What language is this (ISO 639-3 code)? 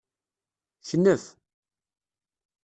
kab